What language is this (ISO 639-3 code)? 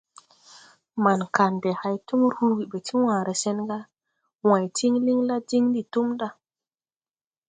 tui